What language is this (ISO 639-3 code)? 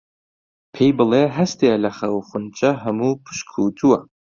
ckb